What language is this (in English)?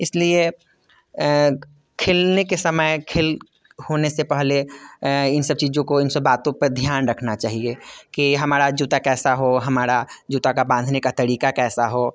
Hindi